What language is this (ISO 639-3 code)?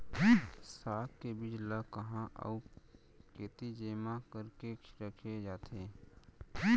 hne